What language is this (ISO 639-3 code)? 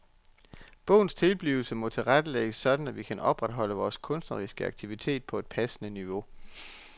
dan